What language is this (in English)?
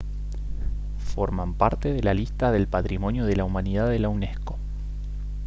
Spanish